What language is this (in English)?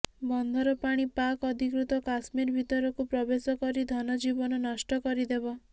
Odia